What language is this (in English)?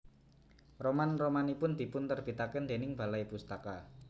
Javanese